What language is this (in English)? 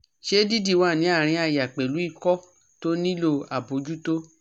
Yoruba